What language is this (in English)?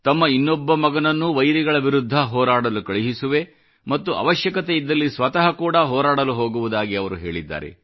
Kannada